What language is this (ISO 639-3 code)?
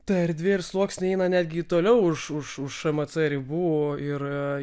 lit